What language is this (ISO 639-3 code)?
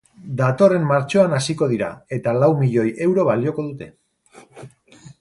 eus